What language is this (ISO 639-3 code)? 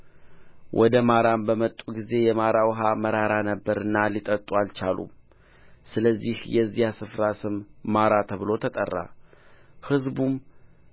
amh